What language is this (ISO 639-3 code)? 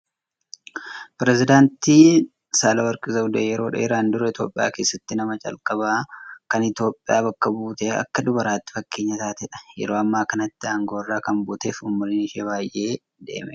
orm